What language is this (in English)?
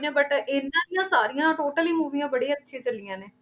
Punjabi